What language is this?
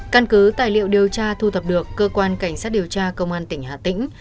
Vietnamese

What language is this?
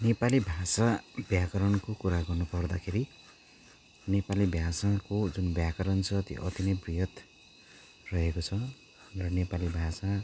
Nepali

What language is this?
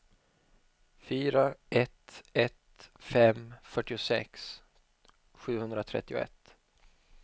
Swedish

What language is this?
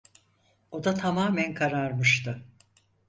Turkish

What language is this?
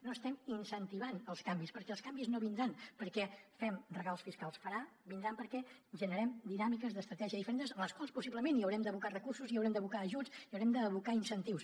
Catalan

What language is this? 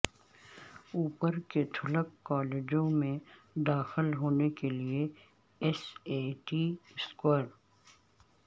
Urdu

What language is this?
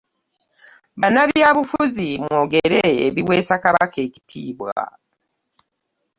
Ganda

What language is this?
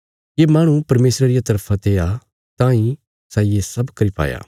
Bilaspuri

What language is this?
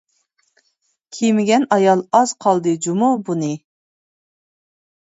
Uyghur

